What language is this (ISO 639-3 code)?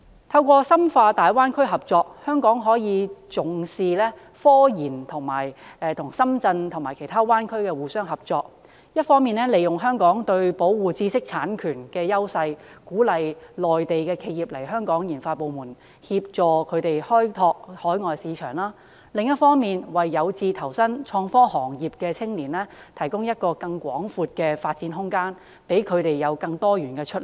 yue